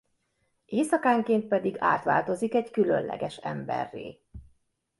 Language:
Hungarian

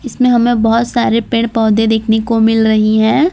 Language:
Hindi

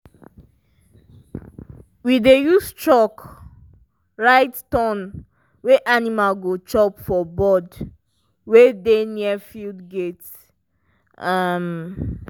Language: Nigerian Pidgin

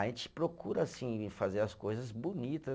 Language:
Portuguese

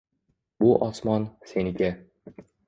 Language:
Uzbek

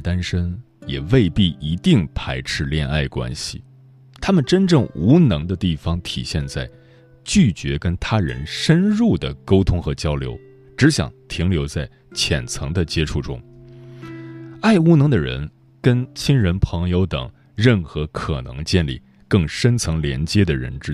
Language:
Chinese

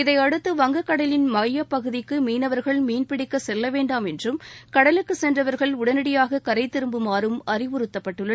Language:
Tamil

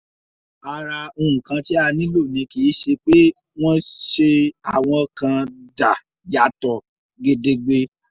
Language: Yoruba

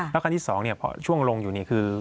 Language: Thai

